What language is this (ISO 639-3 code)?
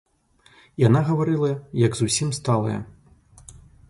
bel